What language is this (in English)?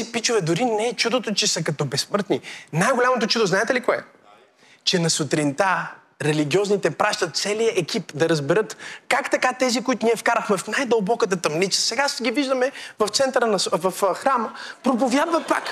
Bulgarian